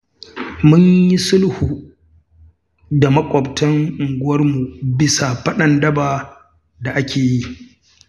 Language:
Hausa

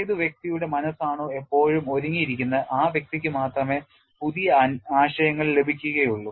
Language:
Malayalam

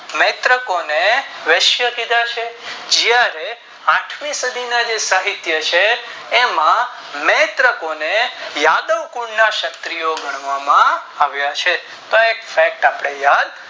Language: Gujarati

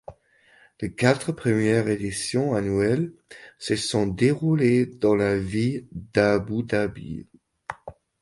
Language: French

